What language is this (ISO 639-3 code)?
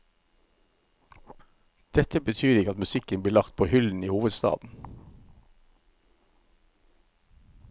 nor